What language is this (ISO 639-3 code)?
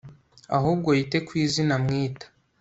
kin